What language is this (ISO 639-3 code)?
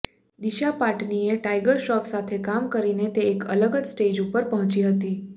guj